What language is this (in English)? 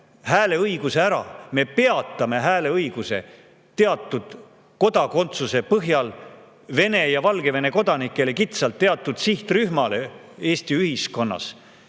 Estonian